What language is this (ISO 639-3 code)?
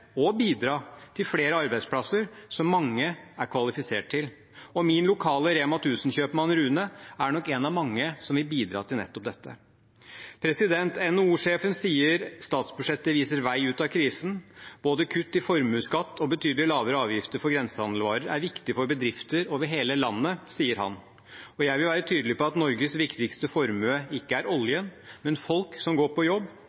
nob